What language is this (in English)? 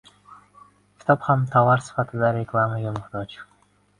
Uzbek